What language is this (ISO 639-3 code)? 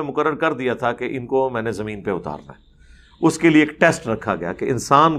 urd